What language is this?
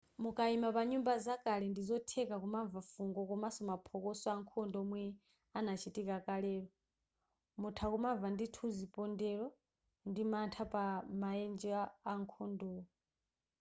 Nyanja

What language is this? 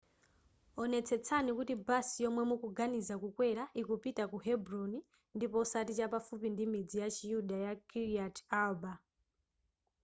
Nyanja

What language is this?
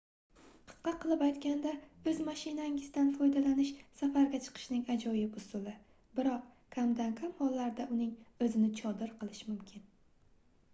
Uzbek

